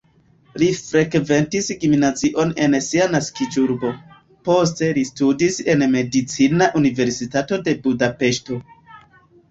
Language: Esperanto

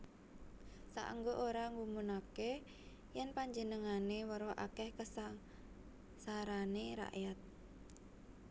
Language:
Javanese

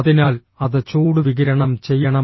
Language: Malayalam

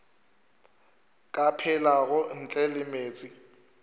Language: Northern Sotho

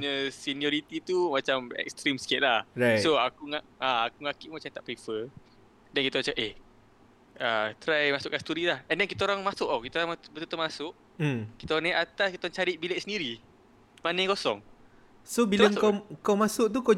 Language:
Malay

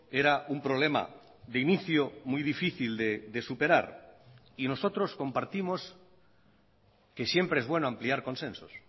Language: Spanish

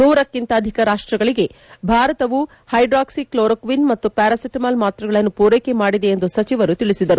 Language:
Kannada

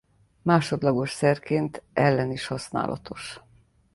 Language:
Hungarian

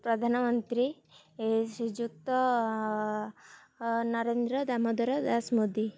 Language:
Odia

